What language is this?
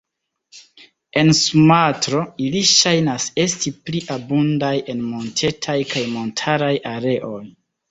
Esperanto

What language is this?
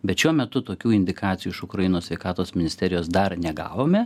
Lithuanian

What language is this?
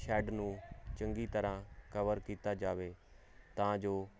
Punjabi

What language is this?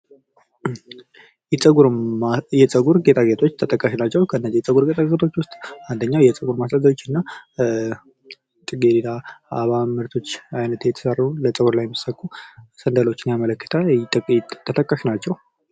Amharic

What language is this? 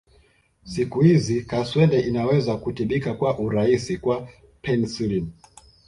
Swahili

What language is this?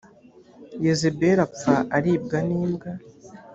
Kinyarwanda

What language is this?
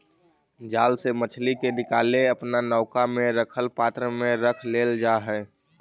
Magahi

